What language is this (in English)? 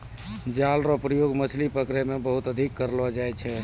Maithili